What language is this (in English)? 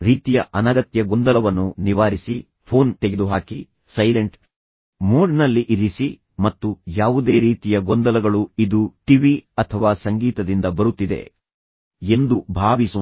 Kannada